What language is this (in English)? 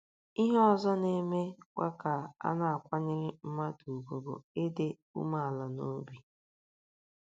Igbo